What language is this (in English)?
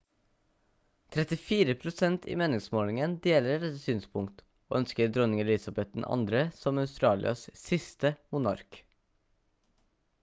Norwegian Bokmål